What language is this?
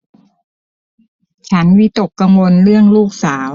Thai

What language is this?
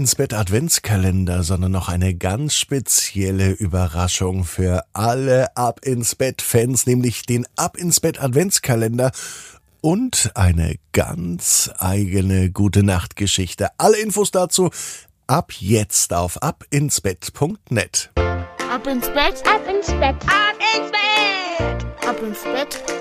German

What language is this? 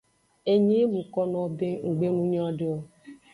Aja (Benin)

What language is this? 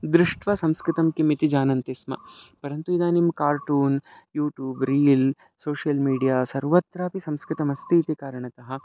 Sanskrit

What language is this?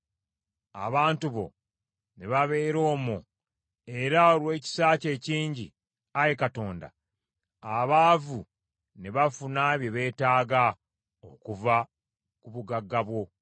Ganda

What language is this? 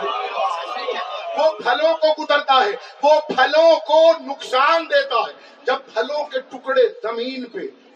Urdu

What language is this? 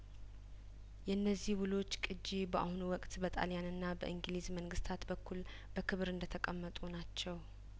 Amharic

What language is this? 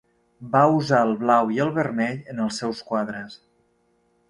Catalan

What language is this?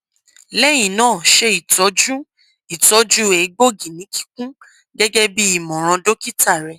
Yoruba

